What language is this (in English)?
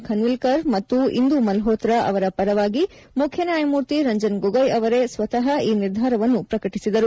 Kannada